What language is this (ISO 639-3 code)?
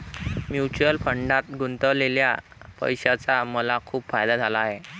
mar